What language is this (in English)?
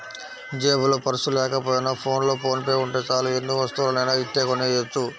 Telugu